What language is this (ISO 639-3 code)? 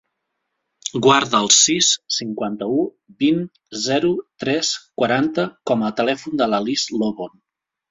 cat